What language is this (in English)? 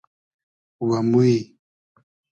Hazaragi